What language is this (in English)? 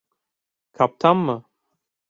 Turkish